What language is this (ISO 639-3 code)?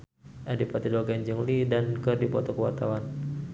sun